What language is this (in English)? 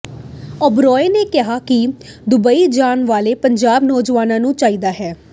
Punjabi